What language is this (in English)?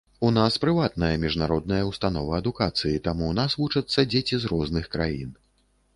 Belarusian